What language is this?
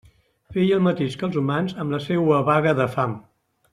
Catalan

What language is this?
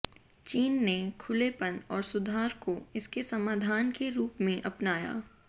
Hindi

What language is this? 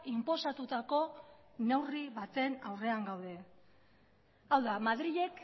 Basque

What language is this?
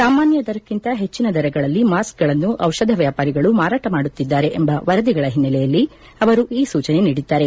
Kannada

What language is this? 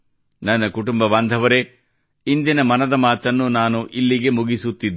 Kannada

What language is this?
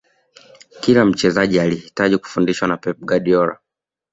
Swahili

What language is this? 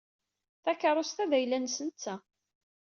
Kabyle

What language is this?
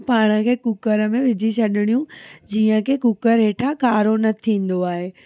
Sindhi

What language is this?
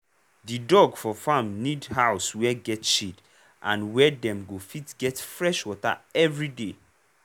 Nigerian Pidgin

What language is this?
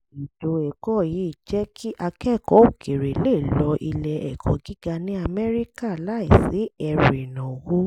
Yoruba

